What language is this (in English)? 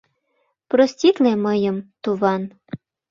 Mari